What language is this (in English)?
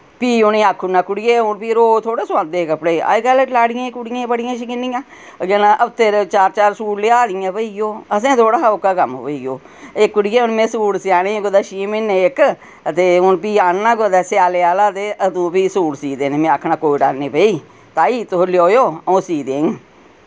Dogri